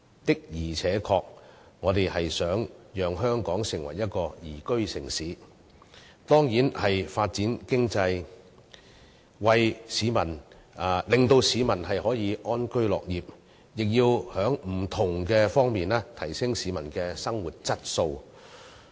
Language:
Cantonese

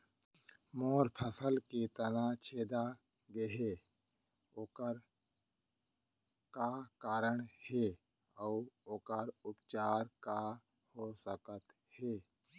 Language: Chhattisgarhi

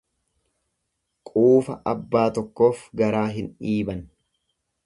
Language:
Oromo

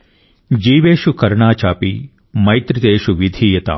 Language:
Telugu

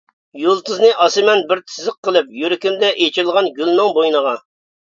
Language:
Uyghur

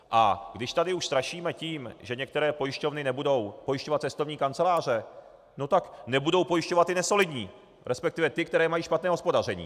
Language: Czech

